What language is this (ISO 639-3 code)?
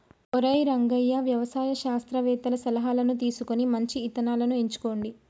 tel